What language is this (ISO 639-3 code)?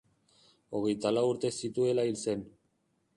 eus